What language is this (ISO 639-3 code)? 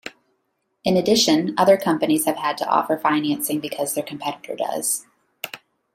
eng